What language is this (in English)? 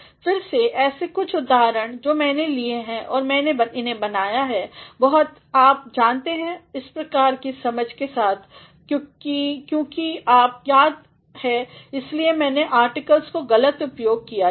Hindi